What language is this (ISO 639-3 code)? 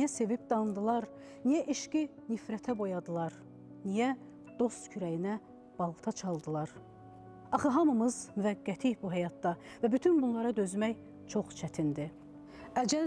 tur